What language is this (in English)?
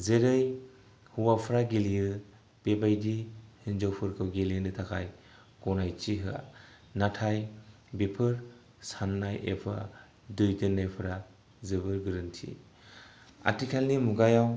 Bodo